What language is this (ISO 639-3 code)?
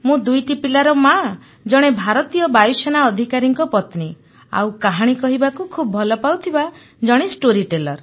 ori